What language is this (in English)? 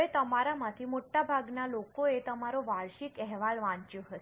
Gujarati